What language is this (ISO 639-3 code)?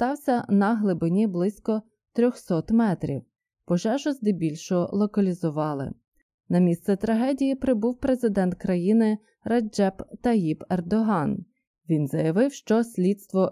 ukr